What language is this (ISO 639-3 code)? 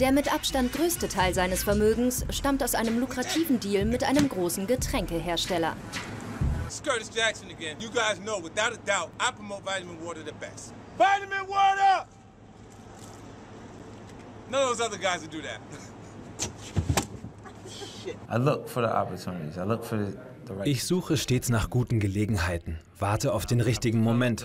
deu